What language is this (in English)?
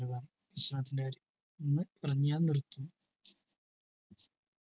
Malayalam